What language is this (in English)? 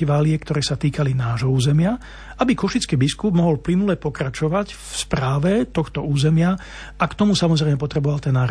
Slovak